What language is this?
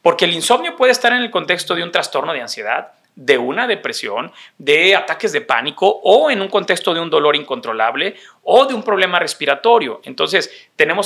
Spanish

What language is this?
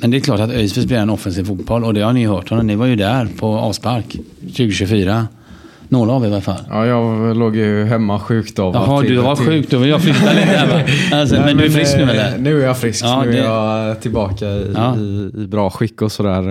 Swedish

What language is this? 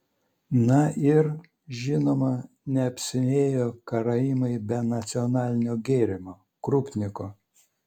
Lithuanian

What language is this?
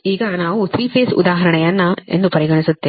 Kannada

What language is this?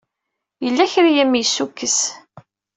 Kabyle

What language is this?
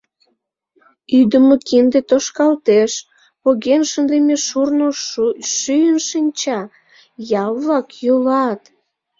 Mari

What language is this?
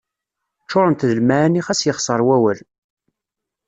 Kabyle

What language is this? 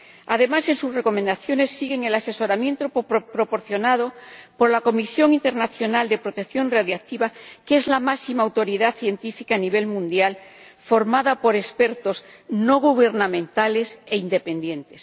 Spanish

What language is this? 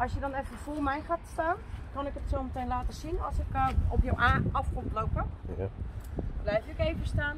Dutch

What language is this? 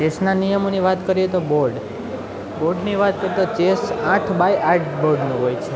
Gujarati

